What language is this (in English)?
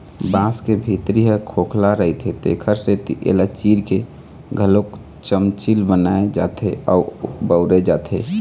Chhattisgarhi